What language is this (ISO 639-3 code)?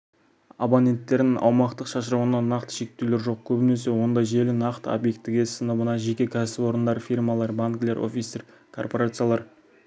kaz